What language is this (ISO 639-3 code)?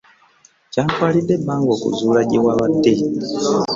lug